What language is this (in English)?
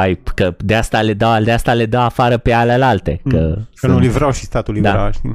Romanian